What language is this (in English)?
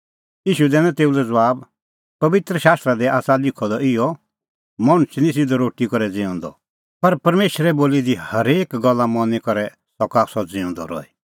Kullu Pahari